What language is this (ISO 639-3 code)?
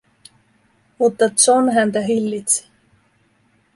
fin